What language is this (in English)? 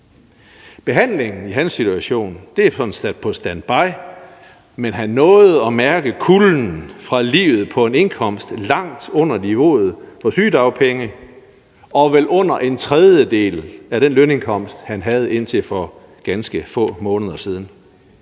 Danish